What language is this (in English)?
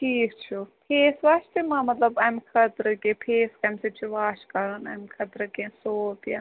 Kashmiri